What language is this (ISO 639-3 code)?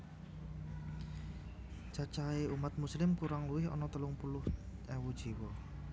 jav